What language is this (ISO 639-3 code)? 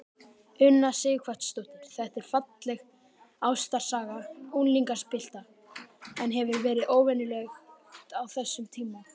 isl